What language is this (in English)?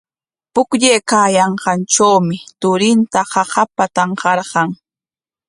Corongo Ancash Quechua